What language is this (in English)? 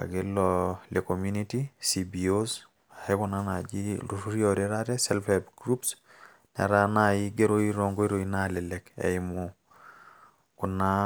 Masai